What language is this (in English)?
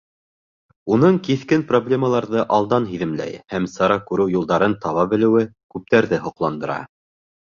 Bashkir